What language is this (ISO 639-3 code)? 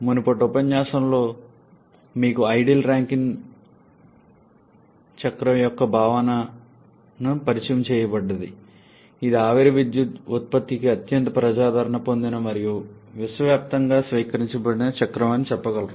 tel